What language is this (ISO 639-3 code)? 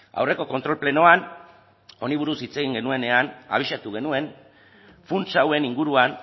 eus